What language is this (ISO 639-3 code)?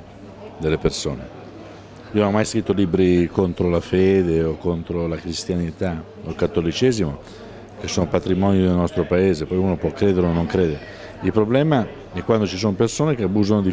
ita